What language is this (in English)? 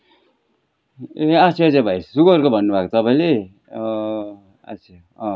Nepali